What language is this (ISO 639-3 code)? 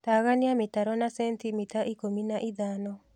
kik